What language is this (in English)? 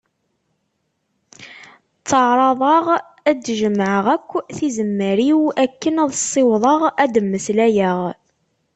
Kabyle